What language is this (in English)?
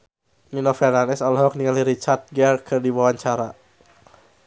Sundanese